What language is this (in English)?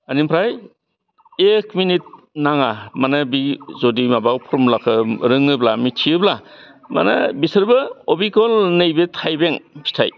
Bodo